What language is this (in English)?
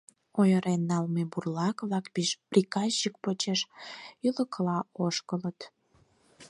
Mari